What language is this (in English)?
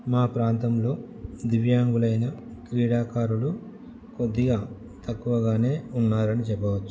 Telugu